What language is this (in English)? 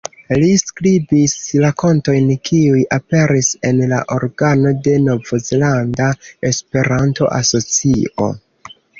Esperanto